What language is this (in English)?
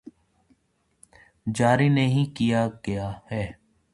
Urdu